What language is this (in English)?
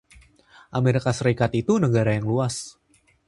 Indonesian